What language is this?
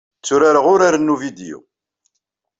Kabyle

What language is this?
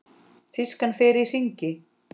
Icelandic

